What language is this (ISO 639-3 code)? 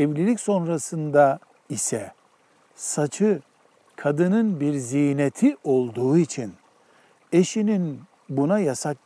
tur